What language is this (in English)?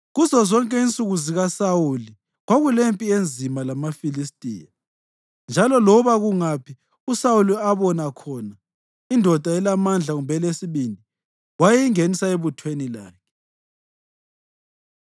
North Ndebele